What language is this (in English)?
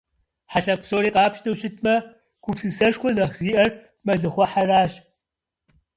Kabardian